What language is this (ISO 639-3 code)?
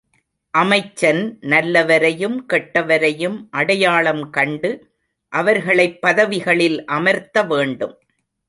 tam